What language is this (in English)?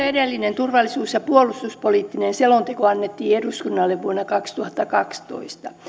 Finnish